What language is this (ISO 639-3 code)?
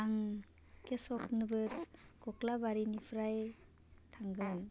brx